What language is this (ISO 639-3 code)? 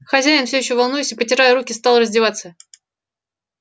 rus